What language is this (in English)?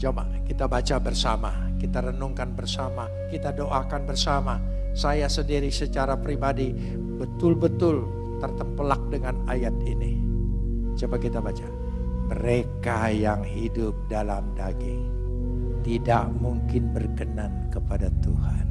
Indonesian